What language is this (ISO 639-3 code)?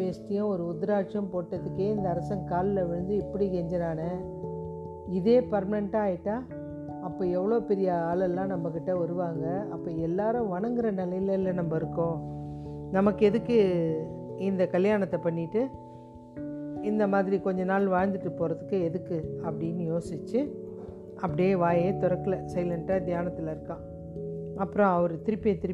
tam